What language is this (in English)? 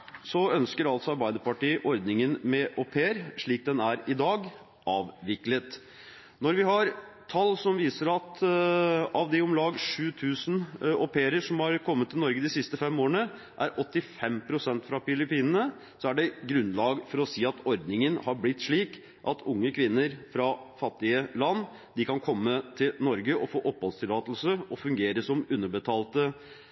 Norwegian Bokmål